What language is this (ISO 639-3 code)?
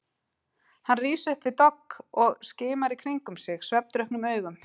isl